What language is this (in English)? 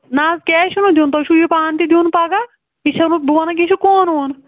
Kashmiri